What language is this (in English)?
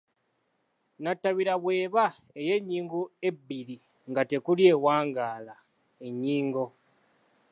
Ganda